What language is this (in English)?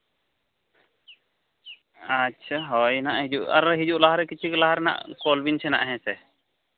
Santali